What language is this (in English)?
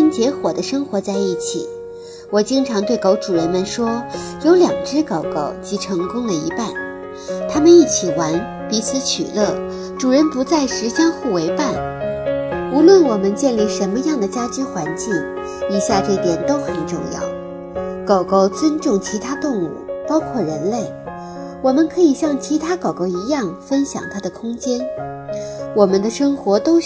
Chinese